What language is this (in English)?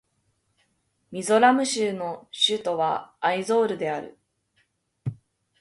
Japanese